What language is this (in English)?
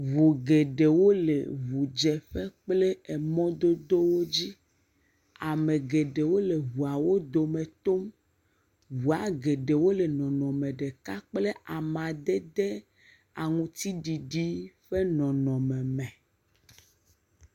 Ewe